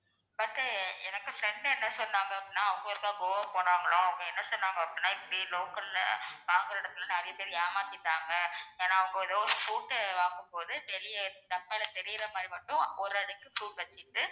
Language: Tamil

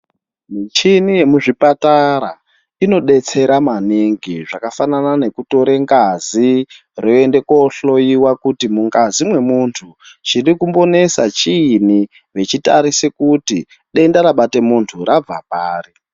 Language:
Ndau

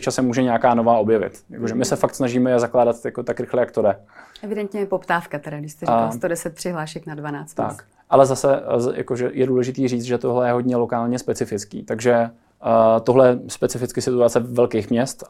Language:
Czech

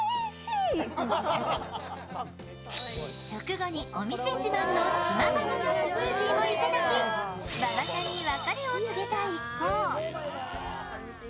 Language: Japanese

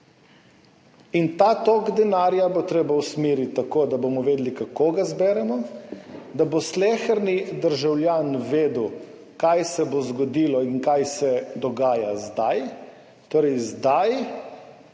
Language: Slovenian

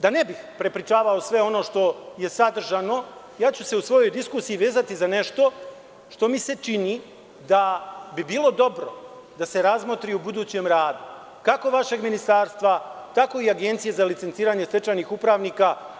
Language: Serbian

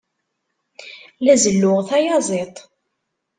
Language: Kabyle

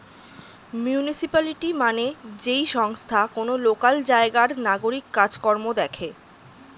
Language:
Bangla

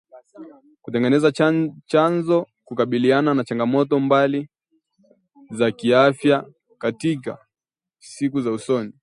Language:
Swahili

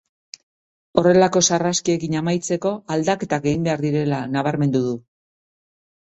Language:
Basque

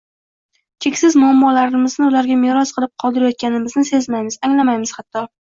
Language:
Uzbek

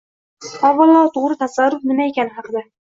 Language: Uzbek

